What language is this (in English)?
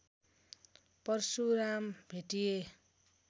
Nepali